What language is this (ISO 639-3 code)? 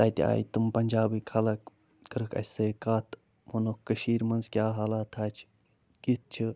kas